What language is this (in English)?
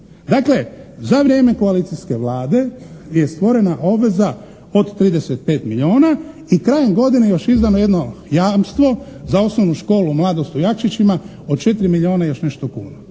Croatian